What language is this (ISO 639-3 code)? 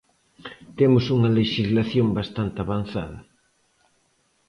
glg